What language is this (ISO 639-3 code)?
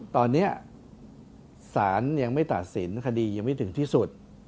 tha